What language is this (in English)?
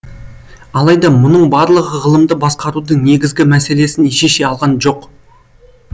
Kazakh